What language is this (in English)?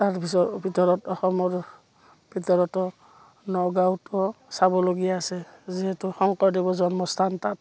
Assamese